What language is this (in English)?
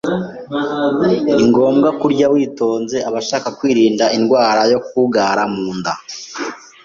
Kinyarwanda